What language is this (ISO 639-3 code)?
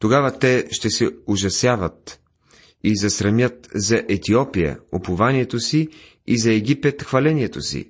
bul